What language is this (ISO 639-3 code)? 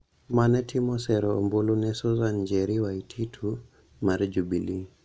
luo